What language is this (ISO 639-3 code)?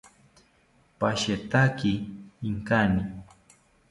cpy